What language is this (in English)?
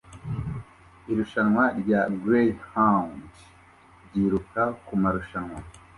Kinyarwanda